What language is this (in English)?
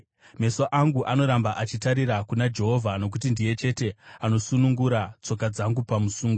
Shona